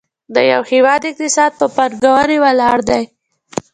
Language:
Pashto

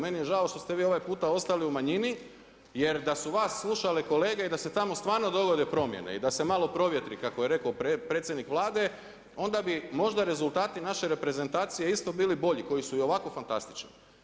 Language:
Croatian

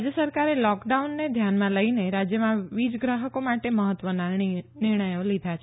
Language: Gujarati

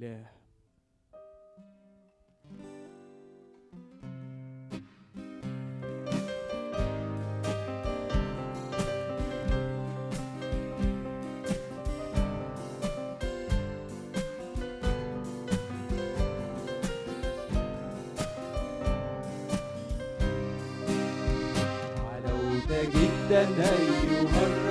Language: Arabic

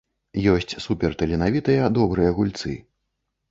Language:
Belarusian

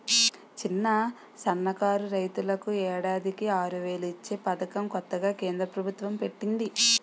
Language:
Telugu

